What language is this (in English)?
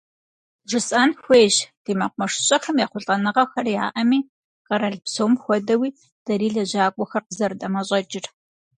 Kabardian